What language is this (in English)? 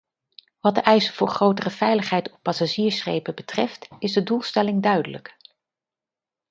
Dutch